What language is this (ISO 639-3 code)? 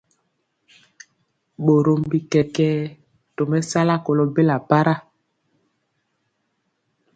mcx